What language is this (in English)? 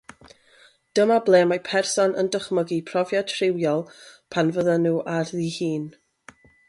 Welsh